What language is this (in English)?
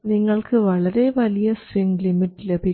Malayalam